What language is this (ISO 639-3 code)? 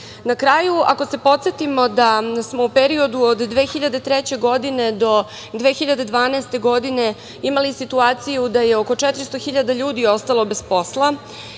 srp